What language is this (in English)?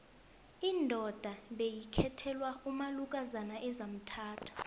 South Ndebele